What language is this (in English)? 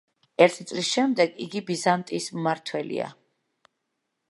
Georgian